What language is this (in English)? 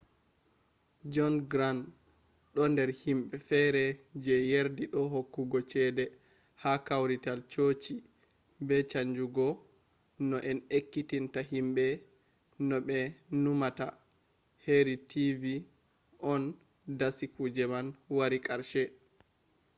Fula